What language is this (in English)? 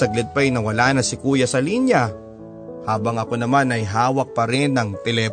Filipino